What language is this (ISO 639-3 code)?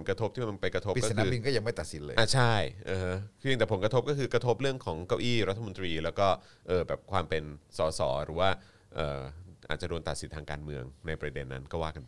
tha